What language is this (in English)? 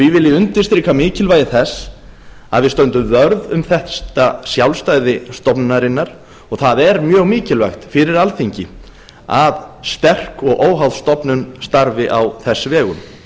Icelandic